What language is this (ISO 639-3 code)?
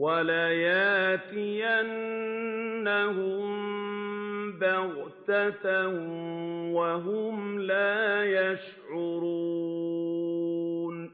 ara